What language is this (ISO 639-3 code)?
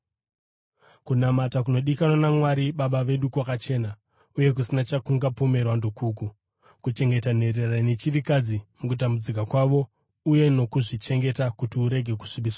sna